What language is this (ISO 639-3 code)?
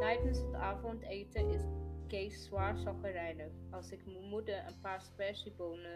nld